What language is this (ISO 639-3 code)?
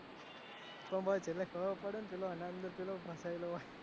guj